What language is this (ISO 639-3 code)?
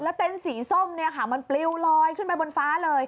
tha